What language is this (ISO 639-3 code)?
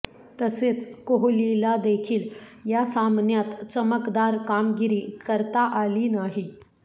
mar